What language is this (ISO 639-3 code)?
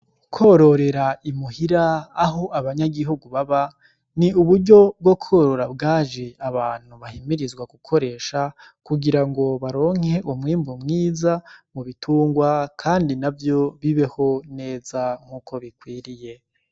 run